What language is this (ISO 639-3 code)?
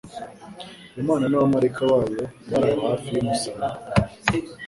kin